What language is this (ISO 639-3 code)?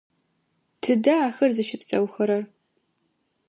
ady